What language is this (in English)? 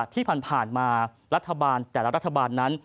Thai